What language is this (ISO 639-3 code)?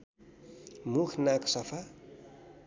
nep